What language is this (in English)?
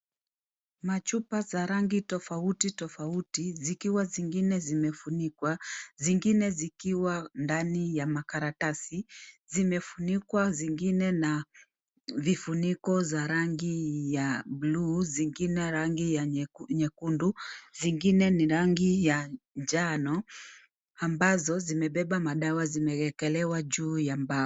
Swahili